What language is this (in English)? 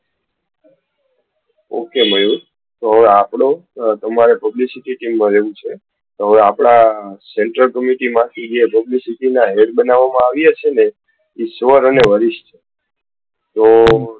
Gujarati